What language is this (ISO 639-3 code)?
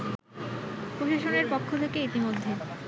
ben